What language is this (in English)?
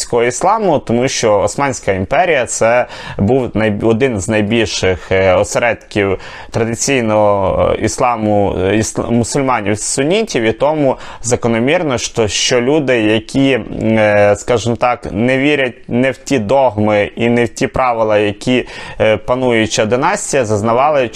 Ukrainian